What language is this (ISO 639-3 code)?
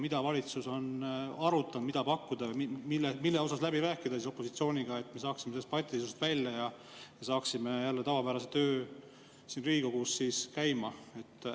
est